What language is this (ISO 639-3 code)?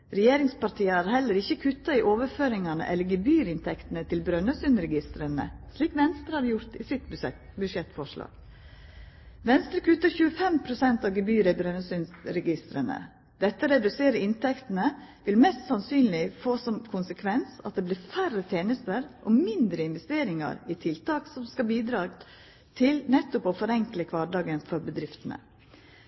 nno